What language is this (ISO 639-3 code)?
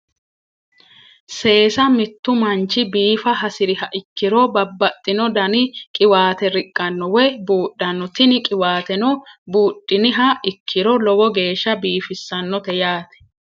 sid